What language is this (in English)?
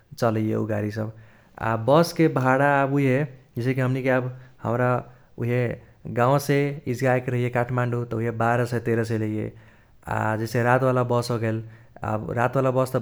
Kochila Tharu